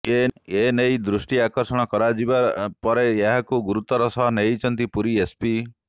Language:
Odia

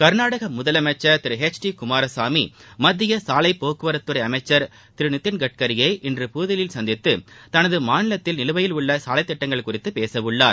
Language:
Tamil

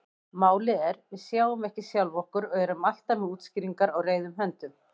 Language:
Icelandic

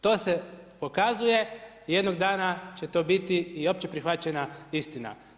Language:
Croatian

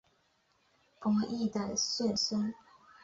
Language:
Chinese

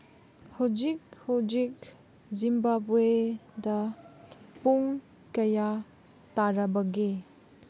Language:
Manipuri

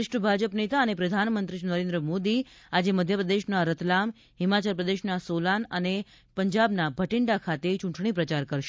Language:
Gujarati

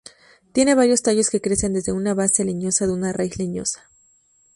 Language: Spanish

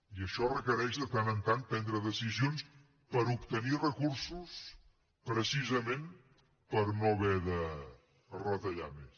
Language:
Catalan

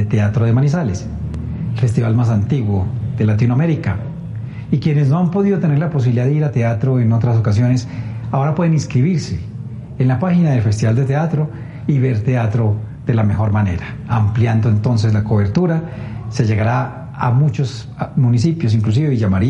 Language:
Spanish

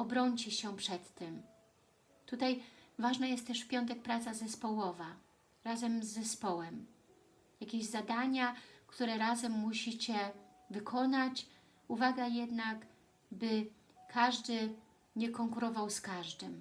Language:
Polish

